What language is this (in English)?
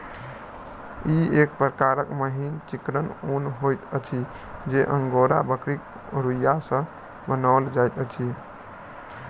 Maithili